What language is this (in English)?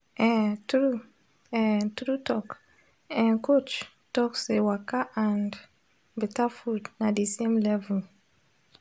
Nigerian Pidgin